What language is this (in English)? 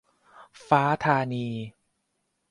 Thai